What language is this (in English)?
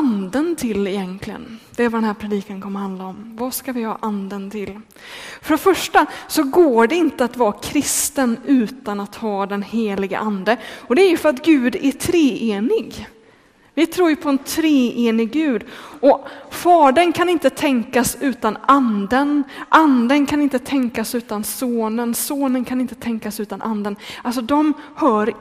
Swedish